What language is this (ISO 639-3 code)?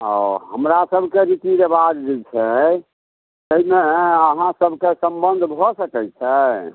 mai